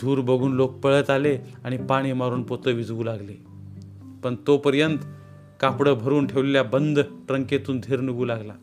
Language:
Marathi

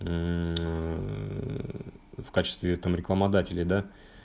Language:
Russian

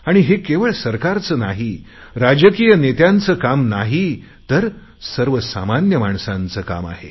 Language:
Marathi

